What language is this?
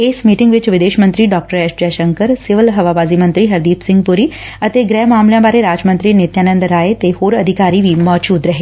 Punjabi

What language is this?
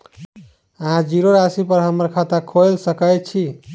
Maithili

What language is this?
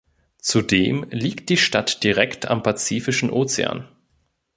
German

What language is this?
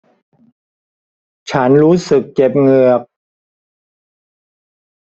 Thai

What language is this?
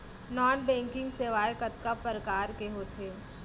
Chhattisgarhi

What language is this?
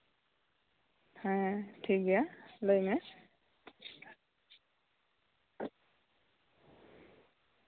Santali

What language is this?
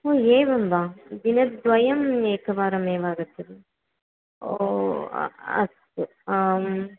Sanskrit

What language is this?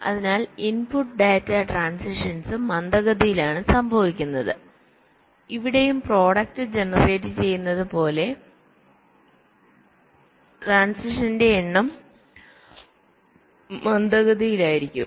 Malayalam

